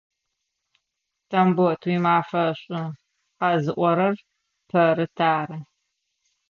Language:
Adyghe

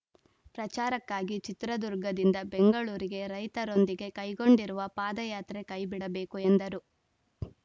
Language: Kannada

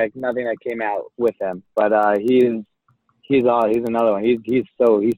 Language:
English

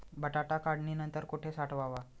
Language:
Marathi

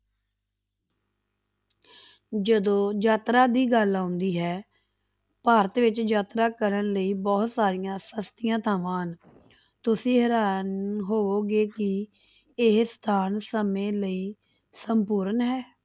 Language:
Punjabi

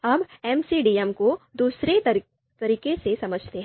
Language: Hindi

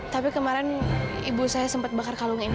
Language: Indonesian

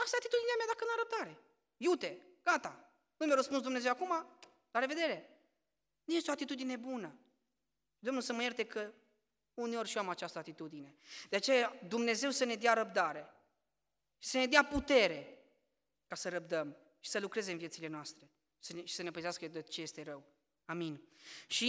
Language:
Romanian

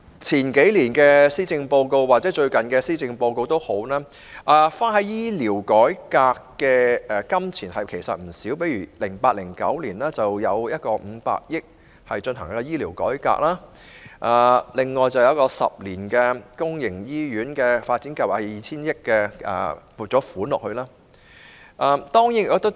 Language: Cantonese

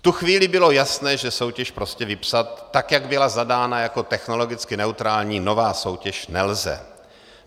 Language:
Czech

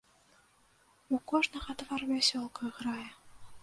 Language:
Belarusian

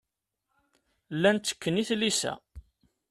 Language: Kabyle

